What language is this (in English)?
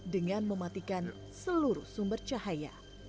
Indonesian